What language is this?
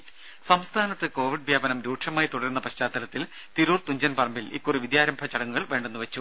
Malayalam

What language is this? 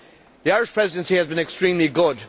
English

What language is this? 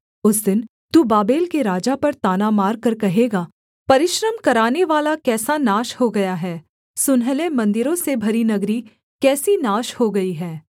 Hindi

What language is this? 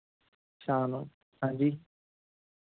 Punjabi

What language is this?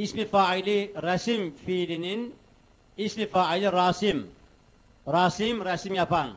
Turkish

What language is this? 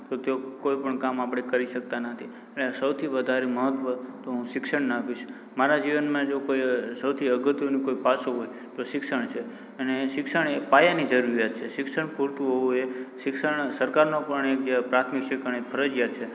Gujarati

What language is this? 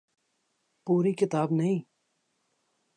Urdu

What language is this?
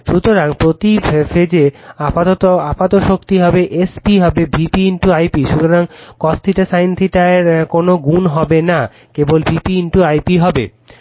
Bangla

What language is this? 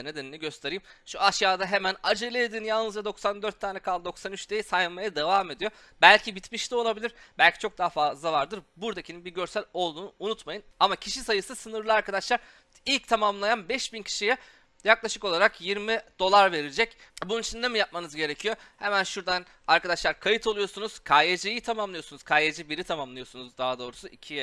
Turkish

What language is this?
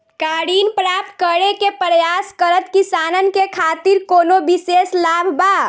Bhojpuri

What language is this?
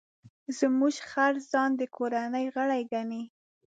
Pashto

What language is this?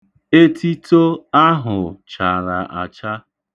Igbo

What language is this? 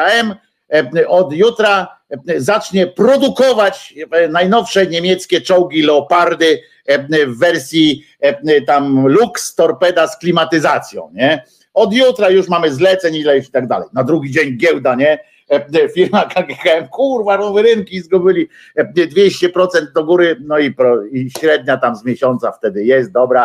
Polish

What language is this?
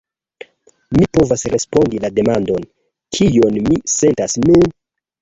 Esperanto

